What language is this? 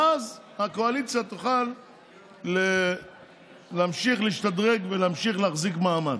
Hebrew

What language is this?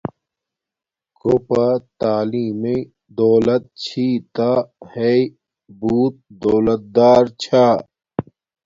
Domaaki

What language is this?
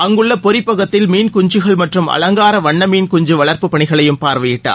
Tamil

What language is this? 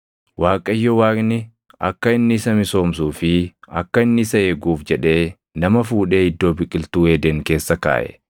Oromo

